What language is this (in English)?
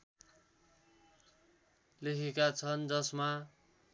Nepali